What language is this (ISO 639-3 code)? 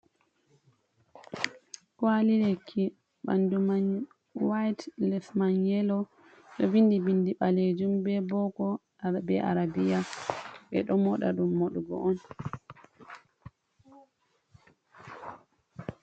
ful